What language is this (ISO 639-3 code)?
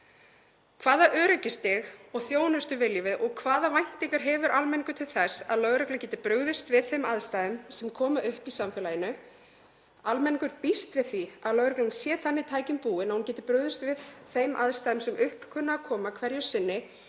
isl